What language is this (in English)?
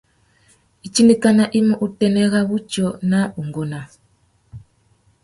Tuki